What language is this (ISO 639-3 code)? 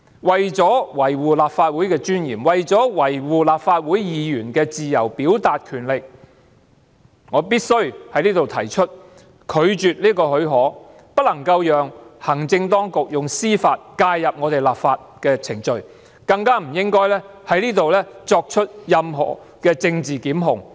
yue